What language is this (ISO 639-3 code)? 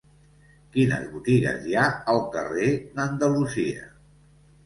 cat